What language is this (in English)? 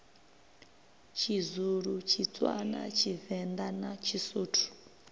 Venda